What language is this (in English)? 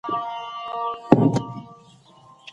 Pashto